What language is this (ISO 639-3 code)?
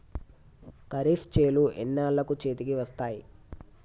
tel